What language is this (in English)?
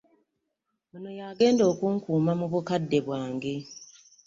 Ganda